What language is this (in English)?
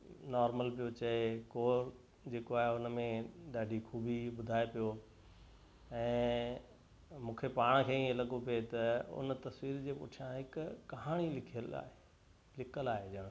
Sindhi